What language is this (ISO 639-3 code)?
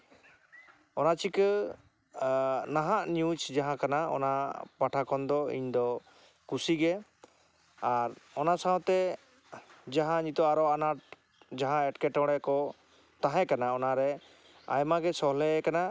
sat